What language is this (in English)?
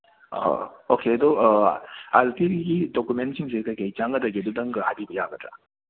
Manipuri